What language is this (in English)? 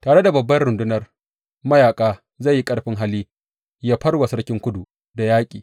Hausa